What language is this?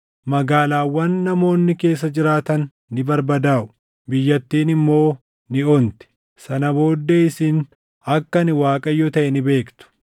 Oromo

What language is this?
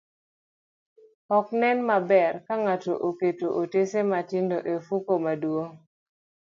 Luo (Kenya and Tanzania)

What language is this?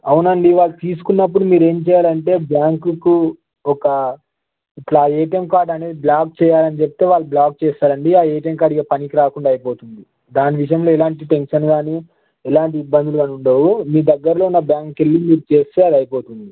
Telugu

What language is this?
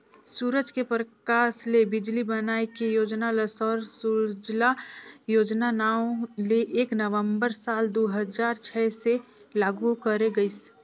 Chhattisgarhi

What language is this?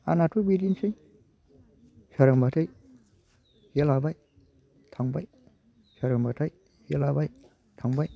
Bodo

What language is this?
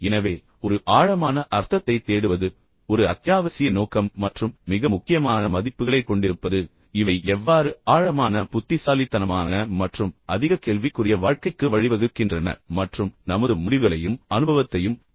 Tamil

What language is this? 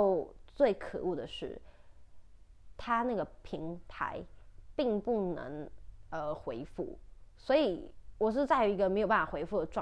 Chinese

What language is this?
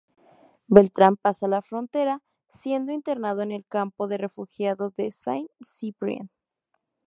Spanish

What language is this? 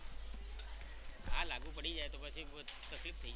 Gujarati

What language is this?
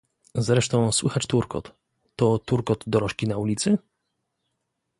Polish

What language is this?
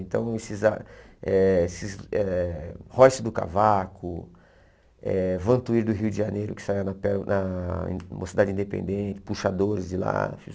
Portuguese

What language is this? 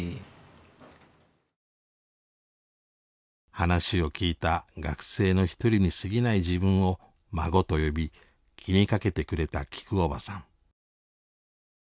Japanese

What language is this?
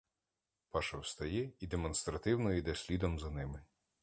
Ukrainian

